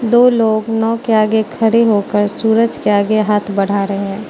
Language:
Hindi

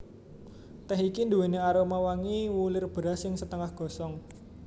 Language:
Javanese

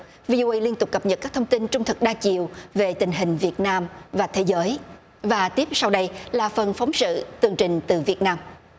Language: Vietnamese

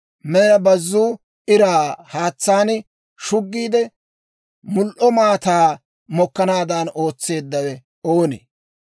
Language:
Dawro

